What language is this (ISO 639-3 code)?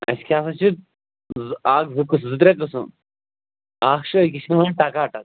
kas